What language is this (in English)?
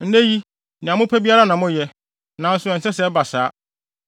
Akan